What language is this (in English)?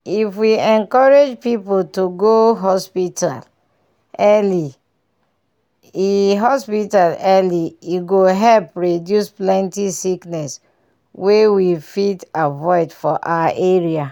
Nigerian Pidgin